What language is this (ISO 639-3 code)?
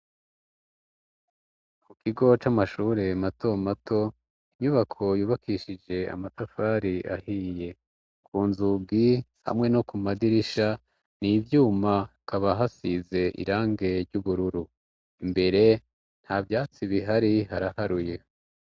run